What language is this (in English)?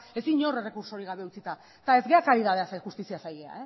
Basque